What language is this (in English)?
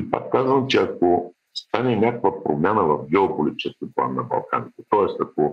Bulgarian